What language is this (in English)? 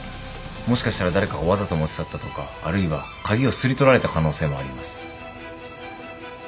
Japanese